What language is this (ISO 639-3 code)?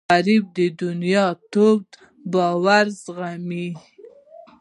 pus